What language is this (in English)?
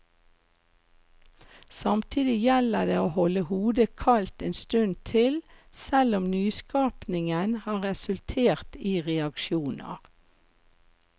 Norwegian